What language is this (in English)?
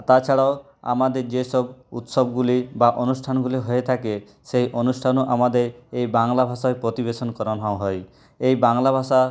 Bangla